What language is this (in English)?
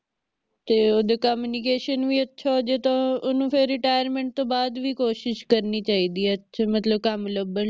Punjabi